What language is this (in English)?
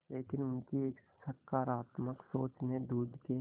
Hindi